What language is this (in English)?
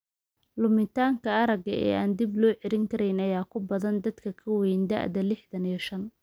Somali